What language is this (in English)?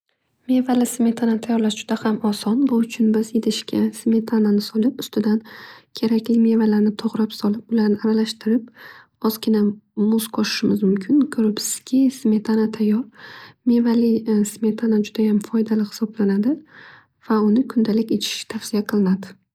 Uzbek